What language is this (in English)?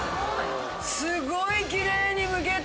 Japanese